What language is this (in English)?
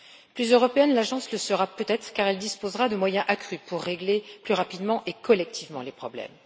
French